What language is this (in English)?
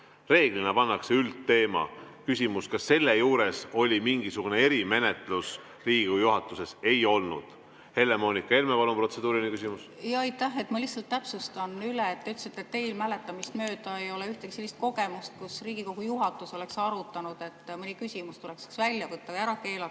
Estonian